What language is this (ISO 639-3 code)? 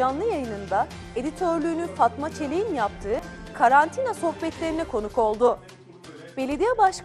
tur